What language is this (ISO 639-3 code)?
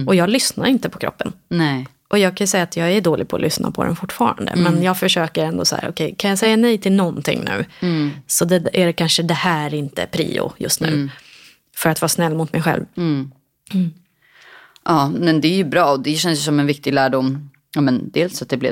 swe